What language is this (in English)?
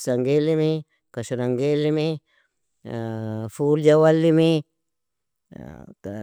Nobiin